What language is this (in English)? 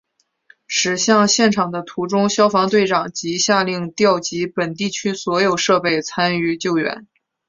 Chinese